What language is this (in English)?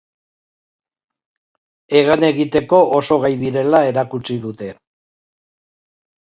Basque